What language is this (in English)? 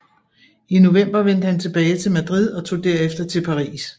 Danish